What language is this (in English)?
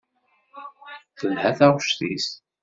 Kabyle